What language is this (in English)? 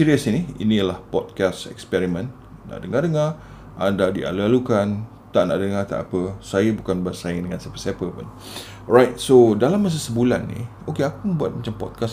Malay